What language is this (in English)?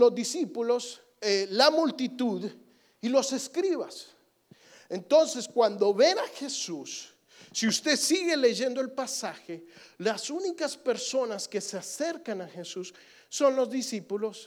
Spanish